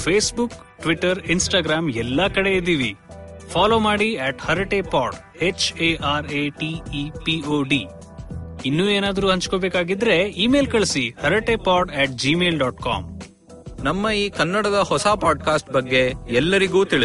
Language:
Kannada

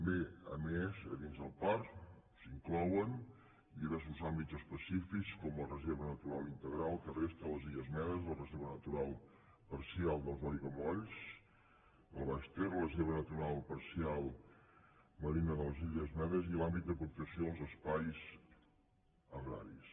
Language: Catalan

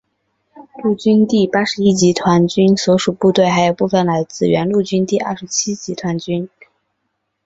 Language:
Chinese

